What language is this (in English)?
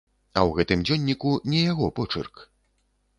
Belarusian